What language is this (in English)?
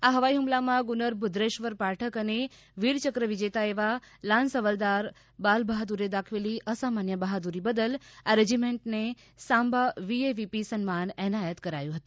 Gujarati